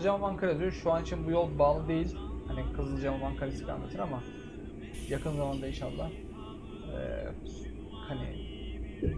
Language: Turkish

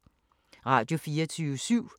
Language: Danish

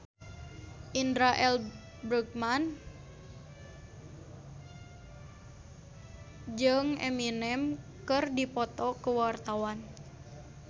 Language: Sundanese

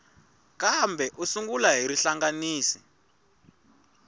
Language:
Tsonga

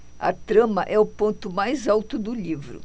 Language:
Portuguese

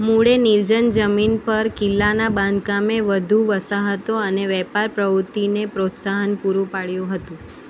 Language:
Gujarati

